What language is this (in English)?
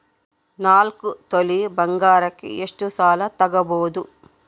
Kannada